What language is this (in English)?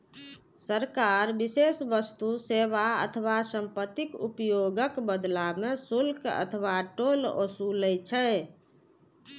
Maithili